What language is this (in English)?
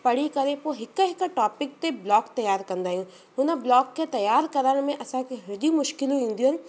Sindhi